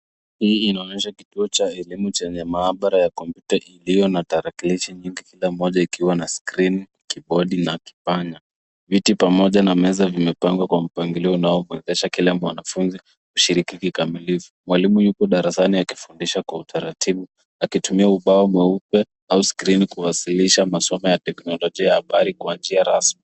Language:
Swahili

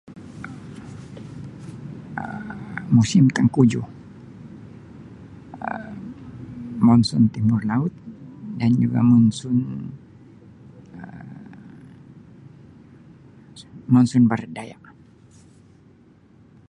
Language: Sabah Malay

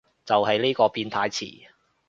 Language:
Cantonese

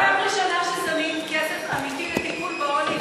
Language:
Hebrew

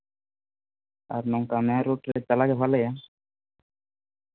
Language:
Santali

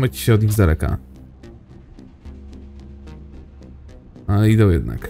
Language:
Polish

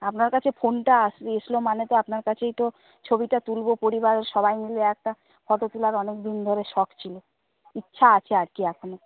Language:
Bangla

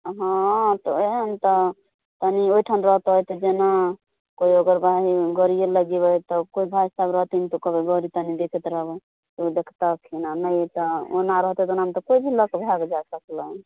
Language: Maithili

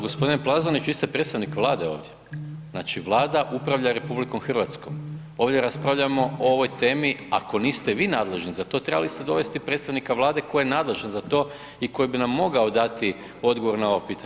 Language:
Croatian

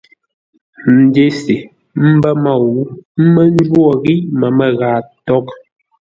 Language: Ngombale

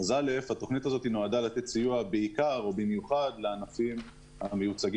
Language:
Hebrew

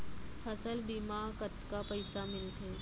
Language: Chhattisgarhi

